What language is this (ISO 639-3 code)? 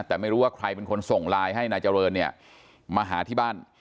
tha